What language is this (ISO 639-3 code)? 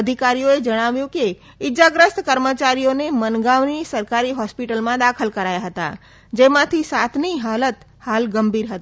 guj